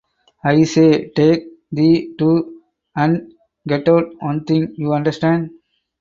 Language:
Tamil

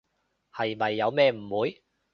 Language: Cantonese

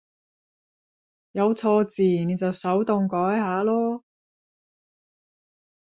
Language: Cantonese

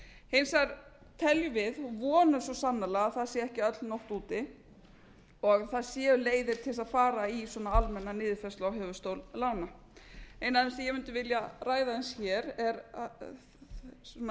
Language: Icelandic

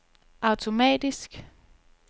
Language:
Danish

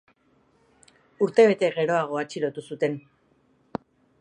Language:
Basque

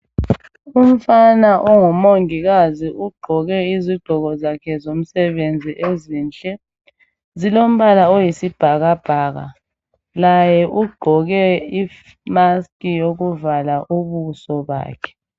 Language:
North Ndebele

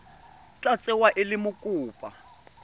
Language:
Tswana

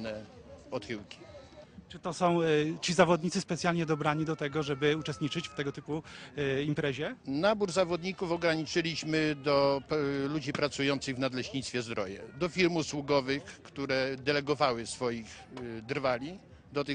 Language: Polish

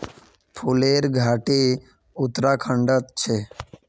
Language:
Magahi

